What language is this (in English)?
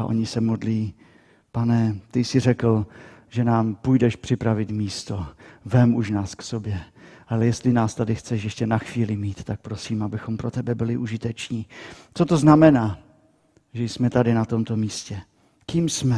Czech